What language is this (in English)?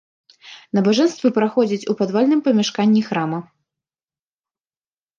Belarusian